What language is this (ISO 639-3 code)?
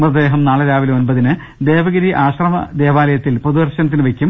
mal